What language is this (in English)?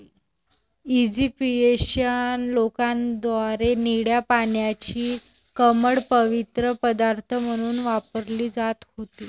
Marathi